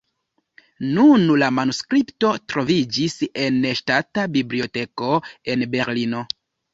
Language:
Esperanto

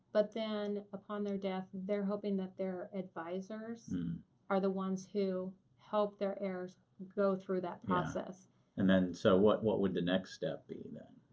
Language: English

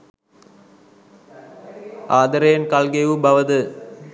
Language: Sinhala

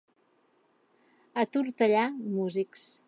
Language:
Catalan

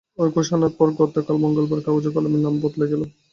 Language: Bangla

